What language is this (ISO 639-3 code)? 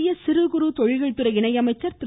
tam